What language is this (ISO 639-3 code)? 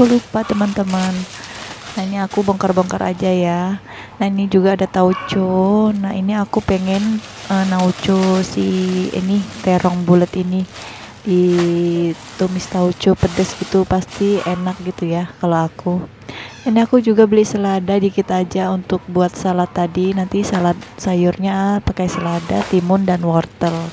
ind